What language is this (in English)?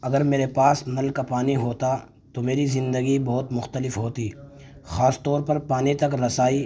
Urdu